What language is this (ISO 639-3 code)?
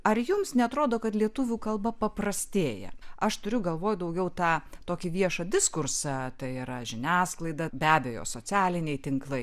lit